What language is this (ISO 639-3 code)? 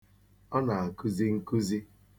ibo